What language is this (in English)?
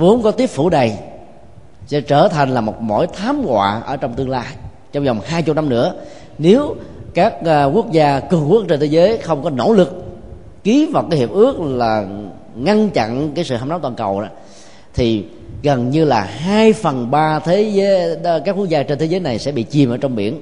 Vietnamese